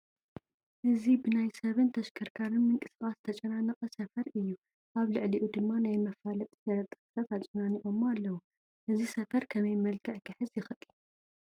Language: Tigrinya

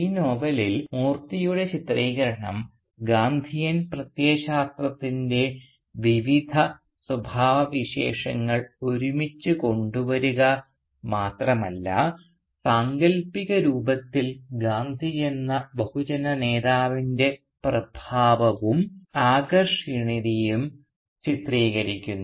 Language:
Malayalam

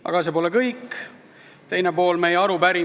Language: Estonian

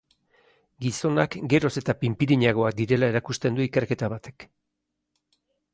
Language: Basque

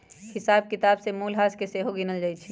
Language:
Magahi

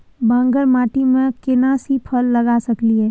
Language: Maithili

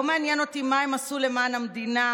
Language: Hebrew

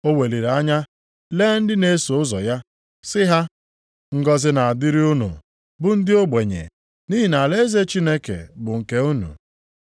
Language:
Igbo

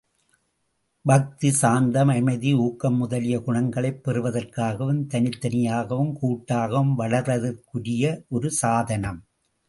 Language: Tamil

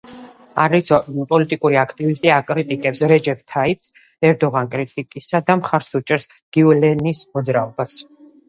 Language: Georgian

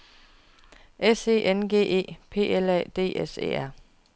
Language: Danish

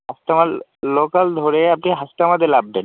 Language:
Bangla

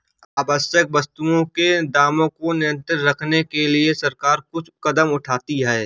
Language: Hindi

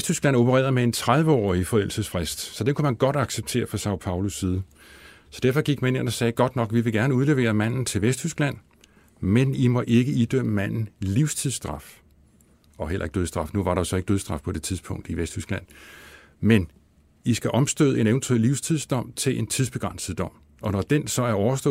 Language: Danish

